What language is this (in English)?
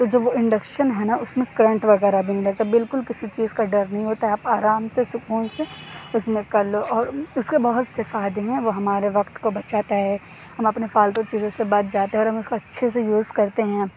Urdu